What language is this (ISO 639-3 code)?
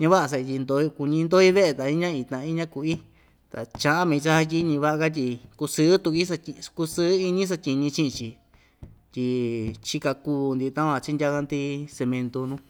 vmj